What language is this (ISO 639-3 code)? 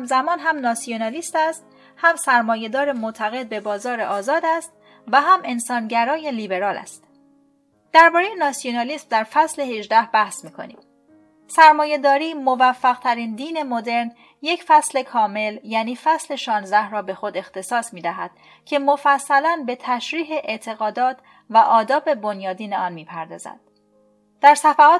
fas